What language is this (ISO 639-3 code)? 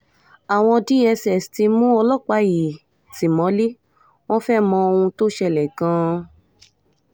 yor